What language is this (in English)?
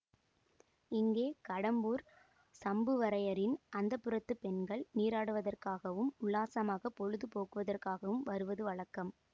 Tamil